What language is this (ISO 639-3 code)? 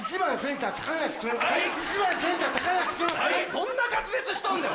jpn